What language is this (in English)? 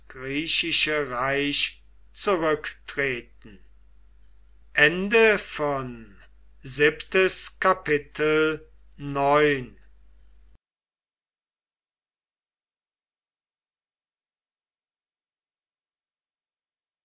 German